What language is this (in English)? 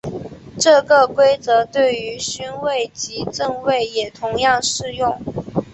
Chinese